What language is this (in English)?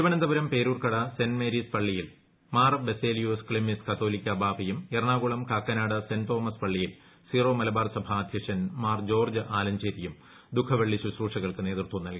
Malayalam